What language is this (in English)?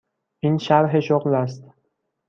Persian